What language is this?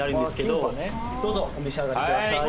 Japanese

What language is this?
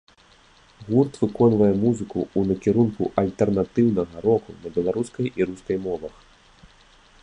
Belarusian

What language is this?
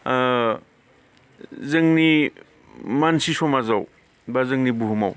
Bodo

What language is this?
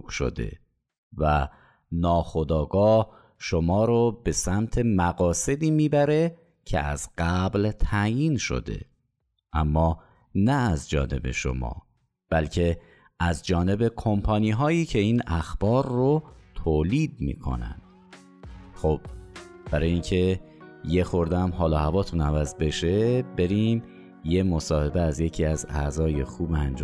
Persian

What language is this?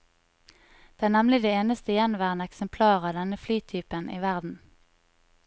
Norwegian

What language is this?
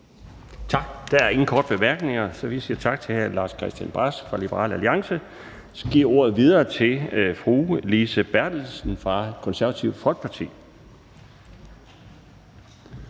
Danish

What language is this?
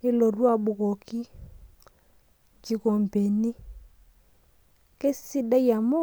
Masai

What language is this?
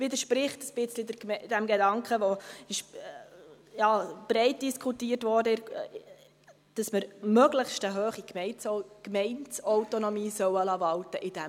Swiss German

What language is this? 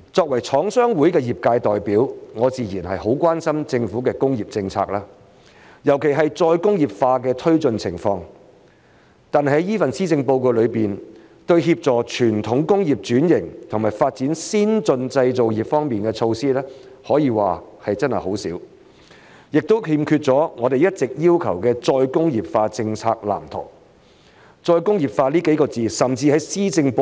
Cantonese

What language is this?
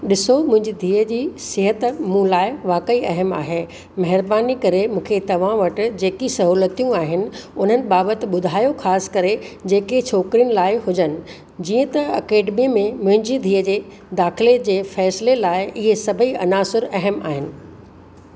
Sindhi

